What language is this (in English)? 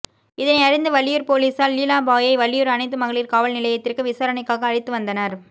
Tamil